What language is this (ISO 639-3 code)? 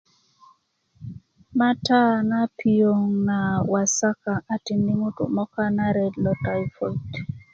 ukv